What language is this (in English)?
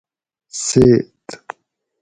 Gawri